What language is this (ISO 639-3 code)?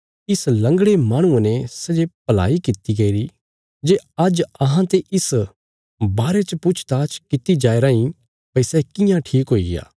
kfs